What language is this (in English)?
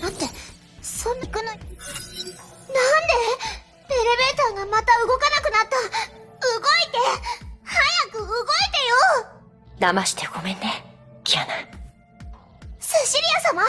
Japanese